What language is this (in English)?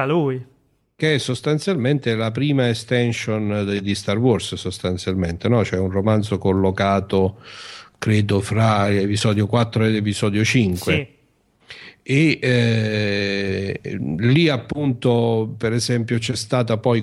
Italian